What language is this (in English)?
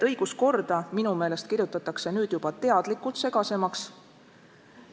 Estonian